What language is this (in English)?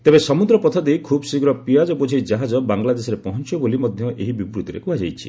Odia